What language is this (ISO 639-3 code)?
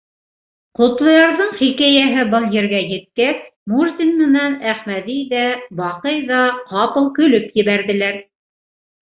bak